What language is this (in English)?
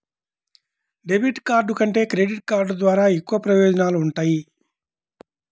Telugu